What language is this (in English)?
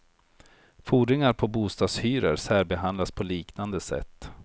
Swedish